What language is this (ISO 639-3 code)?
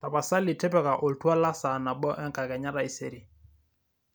mas